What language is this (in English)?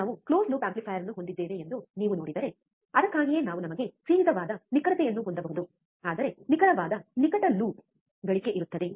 Kannada